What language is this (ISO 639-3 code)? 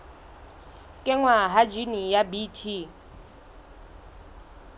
sot